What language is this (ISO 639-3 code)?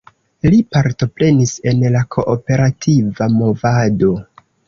epo